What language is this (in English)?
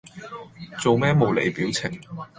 Cantonese